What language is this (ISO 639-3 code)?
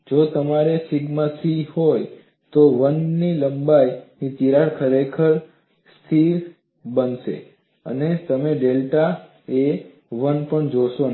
guj